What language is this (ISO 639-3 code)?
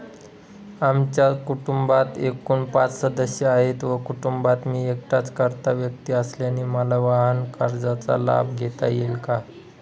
mar